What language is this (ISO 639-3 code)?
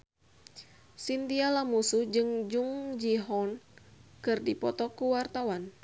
sun